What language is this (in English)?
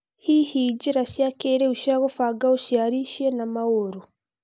Kikuyu